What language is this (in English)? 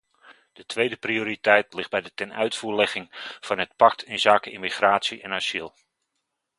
Dutch